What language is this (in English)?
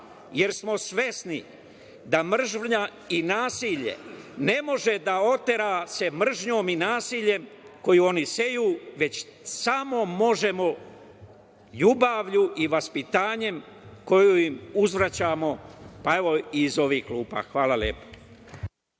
Serbian